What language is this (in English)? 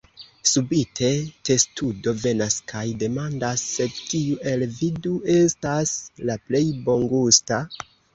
Esperanto